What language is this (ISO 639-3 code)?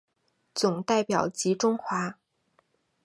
zho